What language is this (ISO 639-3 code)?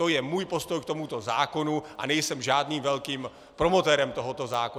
ces